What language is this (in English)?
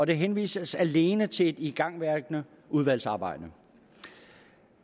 Danish